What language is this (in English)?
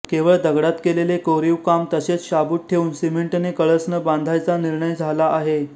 Marathi